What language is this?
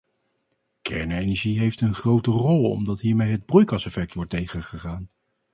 Dutch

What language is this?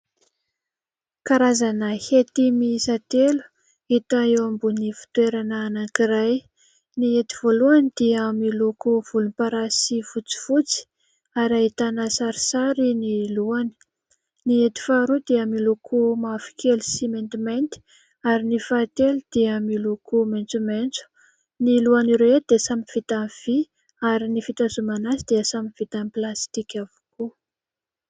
Malagasy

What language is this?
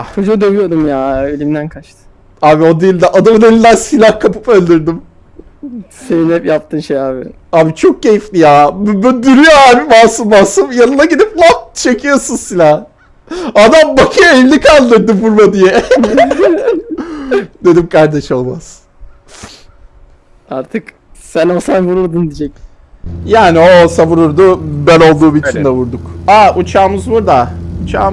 Turkish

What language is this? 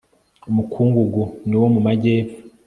Kinyarwanda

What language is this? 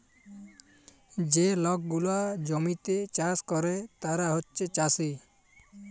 Bangla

